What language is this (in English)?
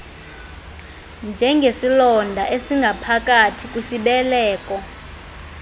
Xhosa